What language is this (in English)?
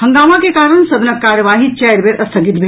Maithili